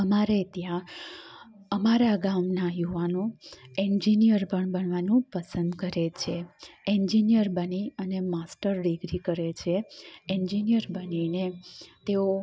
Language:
Gujarati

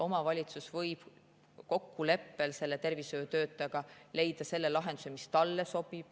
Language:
Estonian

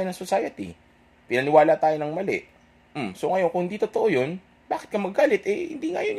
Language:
Filipino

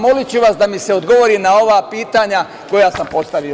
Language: Serbian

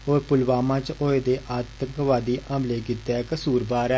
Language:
Dogri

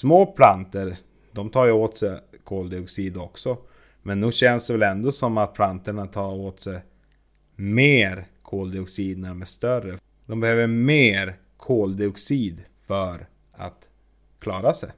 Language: Swedish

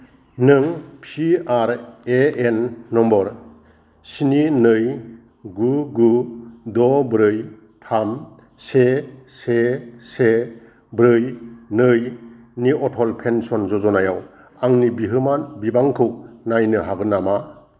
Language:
Bodo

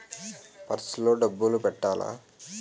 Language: Telugu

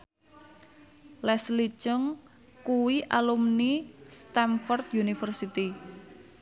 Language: Javanese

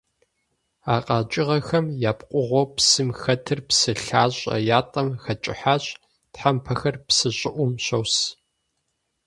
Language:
Kabardian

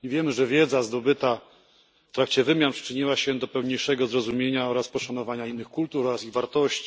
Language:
Polish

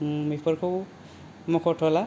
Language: Bodo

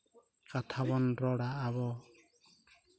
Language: Santali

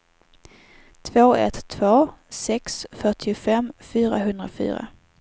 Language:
Swedish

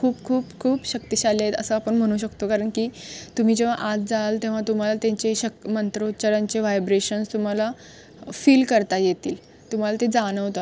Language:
Marathi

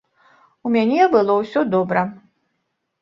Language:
Belarusian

